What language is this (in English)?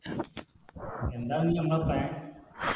Malayalam